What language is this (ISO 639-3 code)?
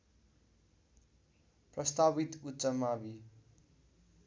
nep